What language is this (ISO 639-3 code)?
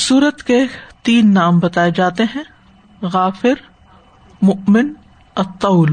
urd